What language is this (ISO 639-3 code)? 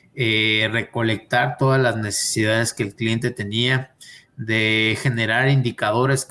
spa